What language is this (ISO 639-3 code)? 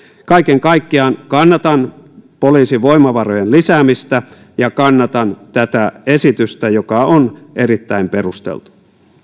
fin